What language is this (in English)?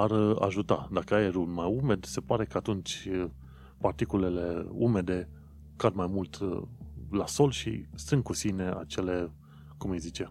Romanian